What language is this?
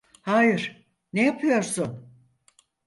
Turkish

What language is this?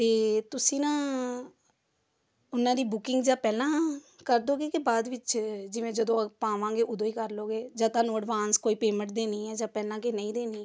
Punjabi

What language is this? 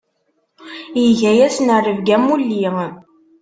Kabyle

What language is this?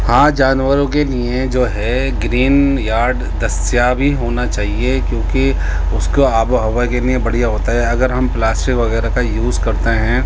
Urdu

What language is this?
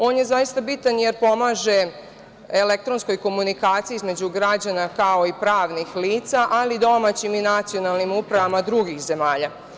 Serbian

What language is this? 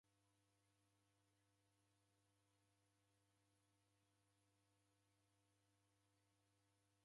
Taita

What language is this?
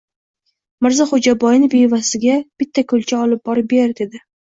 Uzbek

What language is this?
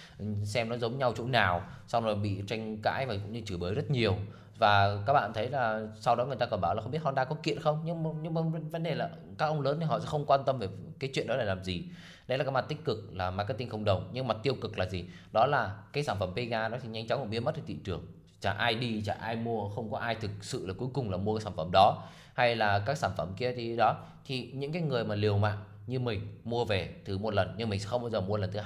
Vietnamese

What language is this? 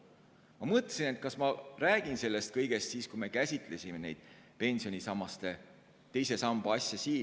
Estonian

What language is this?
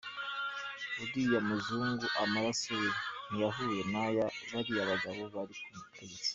Kinyarwanda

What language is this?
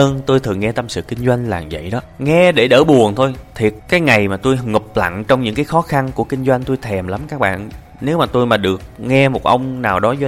Vietnamese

